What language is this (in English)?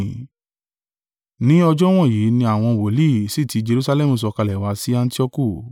Yoruba